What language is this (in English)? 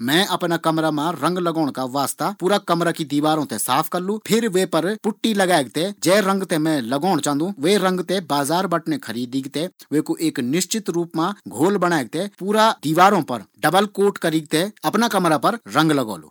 Garhwali